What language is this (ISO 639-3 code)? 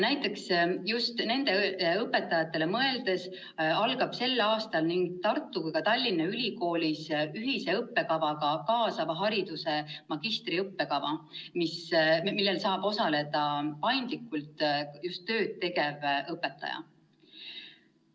est